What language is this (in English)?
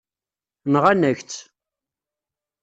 Kabyle